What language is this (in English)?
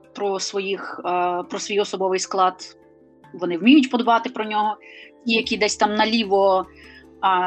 Ukrainian